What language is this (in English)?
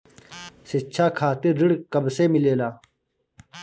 Bhojpuri